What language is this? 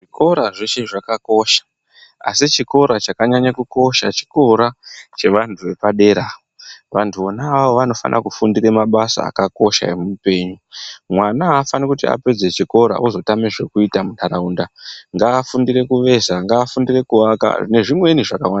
Ndau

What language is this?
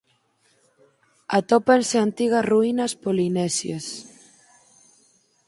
Galician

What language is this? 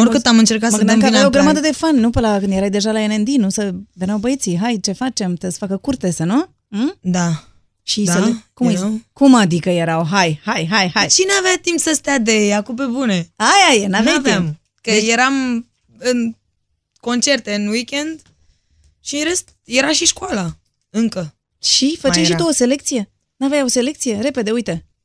Romanian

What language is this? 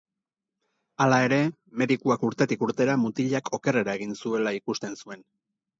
Basque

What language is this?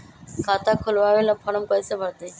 Magahi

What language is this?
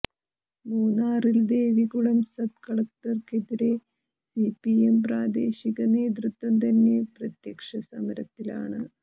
Malayalam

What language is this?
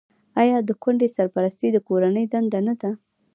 Pashto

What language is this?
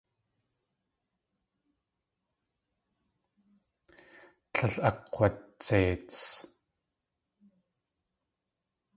Tlingit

